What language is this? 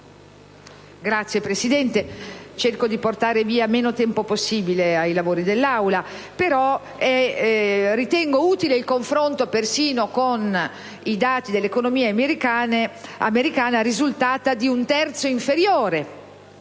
Italian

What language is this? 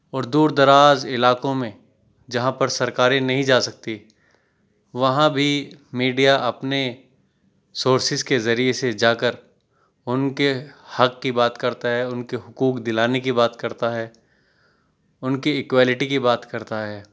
Urdu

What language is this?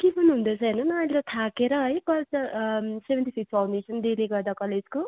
Nepali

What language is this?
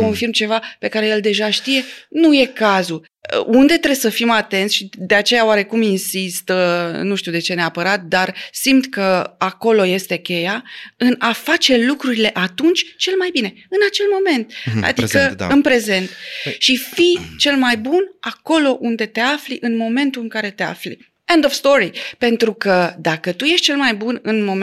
Romanian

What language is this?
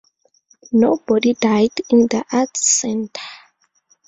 English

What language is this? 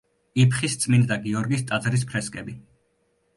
Georgian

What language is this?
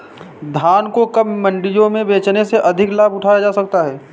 Hindi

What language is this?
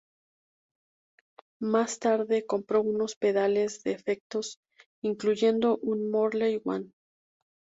Spanish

